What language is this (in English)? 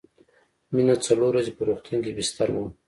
Pashto